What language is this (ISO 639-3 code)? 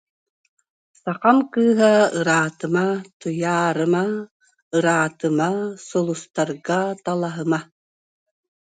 sah